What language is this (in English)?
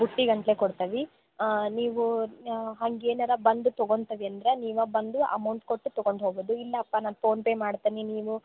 Kannada